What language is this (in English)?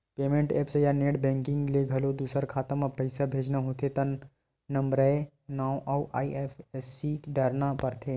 Chhattisgarhi